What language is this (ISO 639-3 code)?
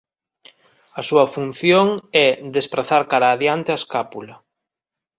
glg